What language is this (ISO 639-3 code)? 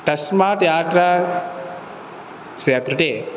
san